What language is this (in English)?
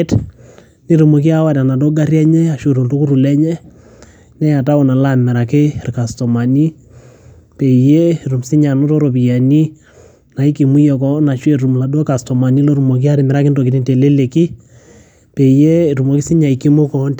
Masai